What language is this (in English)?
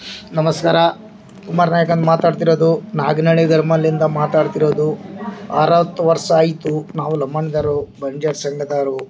Kannada